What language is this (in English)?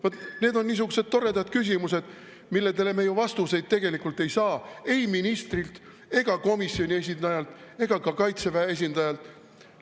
Estonian